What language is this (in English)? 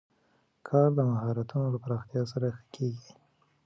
Pashto